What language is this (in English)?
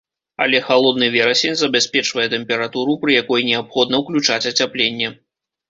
Belarusian